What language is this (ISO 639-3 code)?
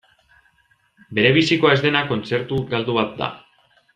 eus